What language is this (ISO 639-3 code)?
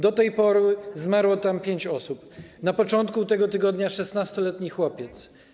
pol